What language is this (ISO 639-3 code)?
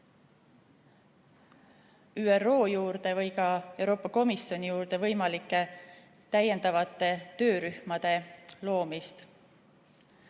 est